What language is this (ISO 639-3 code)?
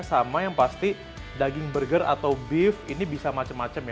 ind